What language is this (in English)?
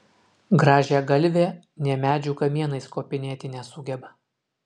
Lithuanian